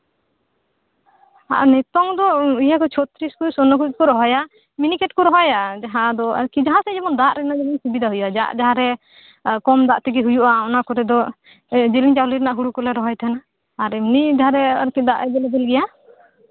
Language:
Santali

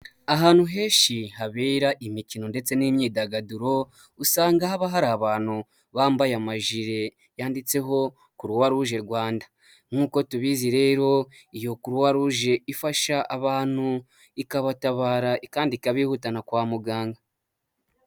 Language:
Kinyarwanda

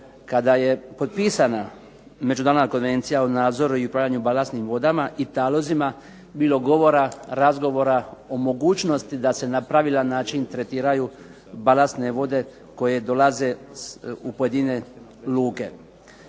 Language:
Croatian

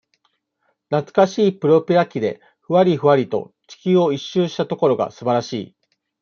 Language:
Japanese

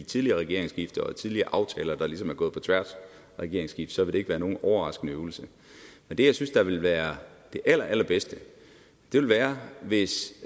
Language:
Danish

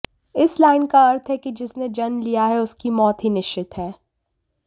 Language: Hindi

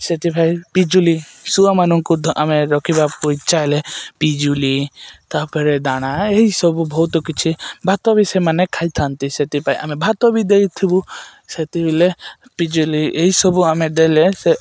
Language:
Odia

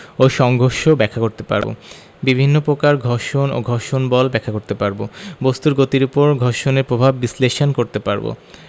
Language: Bangla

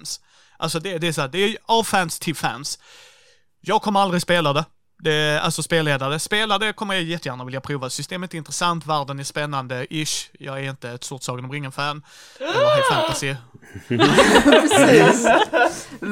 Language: Swedish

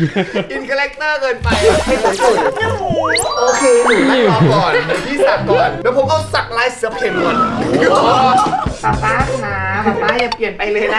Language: Thai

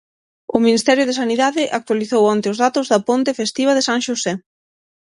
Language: Galician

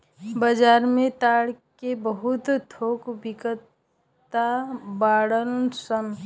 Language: Bhojpuri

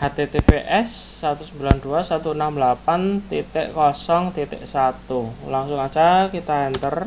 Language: Indonesian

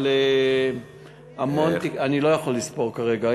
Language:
Hebrew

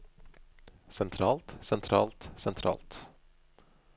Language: Norwegian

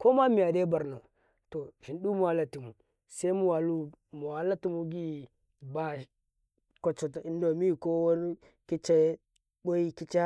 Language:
Karekare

